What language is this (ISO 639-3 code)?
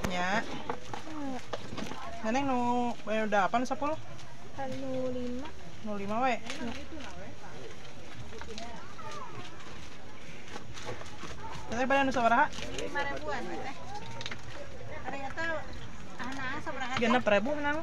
ind